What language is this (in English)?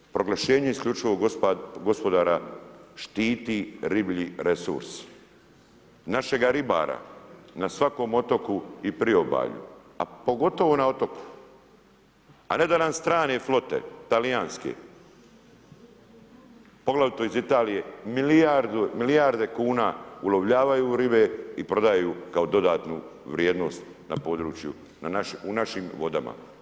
Croatian